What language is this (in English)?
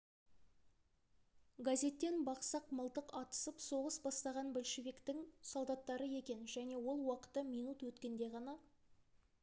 Kazakh